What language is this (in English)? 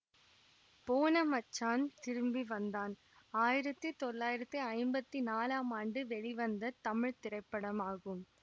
Tamil